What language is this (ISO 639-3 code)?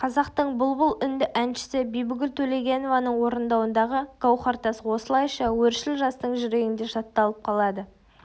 kaz